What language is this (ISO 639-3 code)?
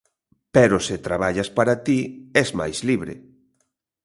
glg